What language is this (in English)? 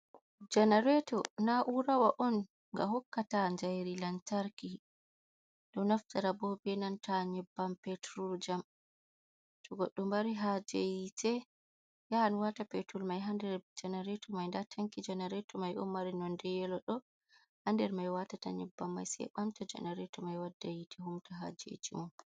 Fula